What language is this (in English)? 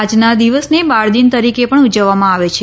Gujarati